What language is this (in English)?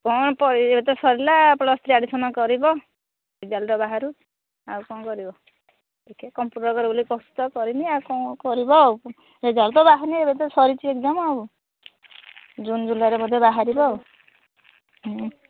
Odia